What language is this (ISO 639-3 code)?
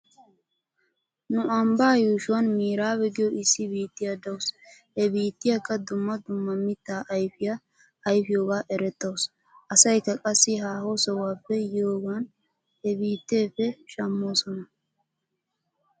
wal